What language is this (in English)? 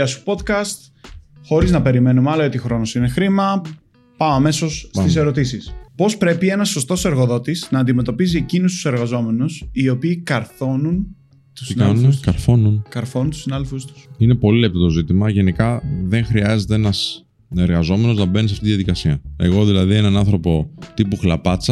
Greek